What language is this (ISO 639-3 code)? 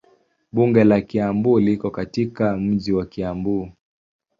swa